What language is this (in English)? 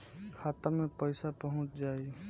Bhojpuri